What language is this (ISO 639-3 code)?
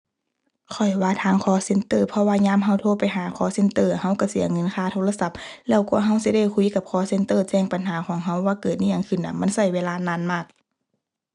tha